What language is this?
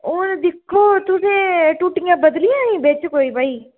Dogri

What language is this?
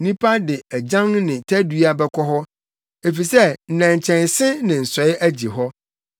Akan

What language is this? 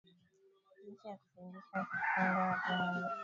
Swahili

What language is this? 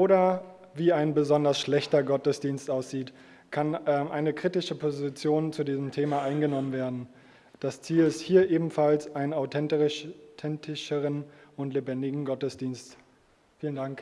German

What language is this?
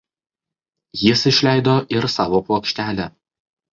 Lithuanian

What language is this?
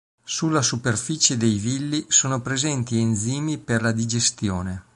Italian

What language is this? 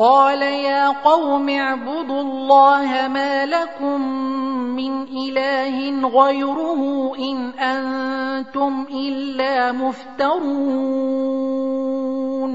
Arabic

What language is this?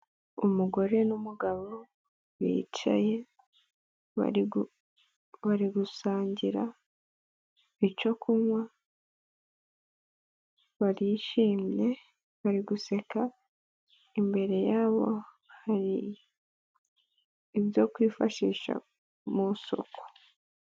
Kinyarwanda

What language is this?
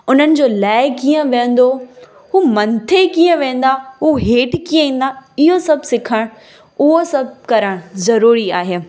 Sindhi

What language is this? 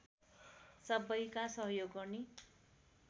Nepali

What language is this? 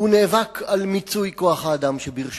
Hebrew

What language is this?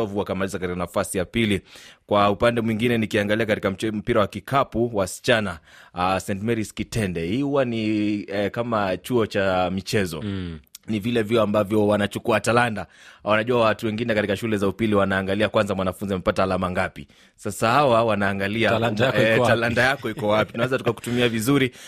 Swahili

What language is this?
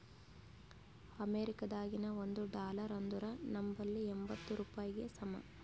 Kannada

